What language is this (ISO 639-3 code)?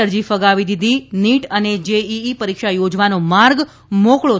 guj